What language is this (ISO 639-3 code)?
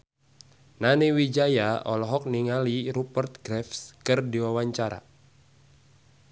sun